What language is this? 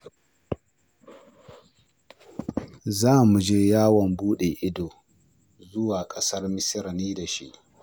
Hausa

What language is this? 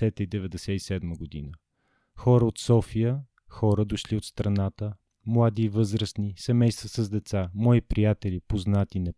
Bulgarian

